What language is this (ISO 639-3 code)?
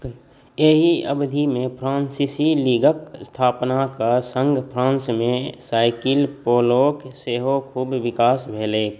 mai